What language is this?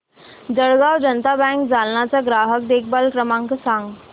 Marathi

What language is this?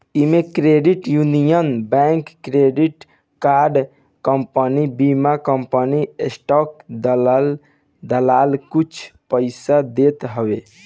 Bhojpuri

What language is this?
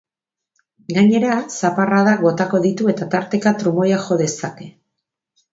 Basque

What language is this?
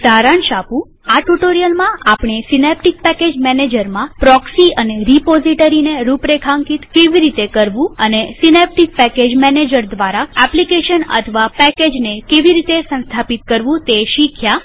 Gujarati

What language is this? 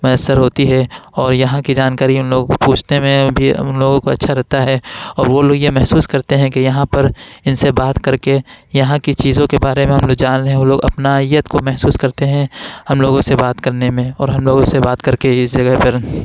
Urdu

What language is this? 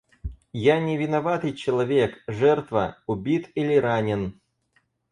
Russian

